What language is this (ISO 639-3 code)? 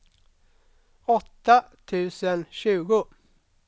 swe